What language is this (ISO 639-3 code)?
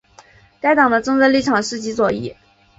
zho